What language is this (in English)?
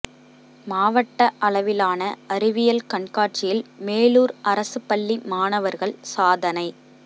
Tamil